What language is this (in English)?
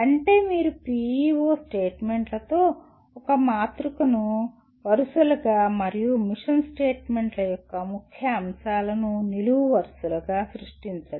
Telugu